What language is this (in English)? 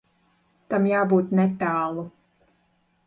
Latvian